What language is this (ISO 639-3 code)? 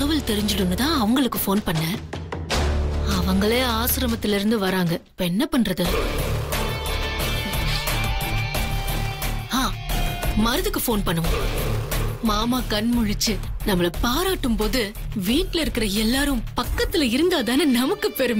tam